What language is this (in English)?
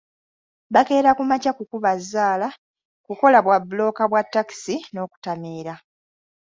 Ganda